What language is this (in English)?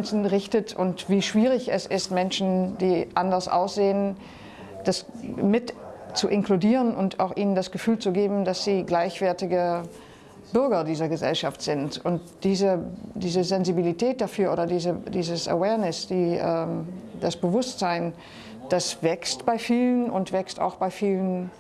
German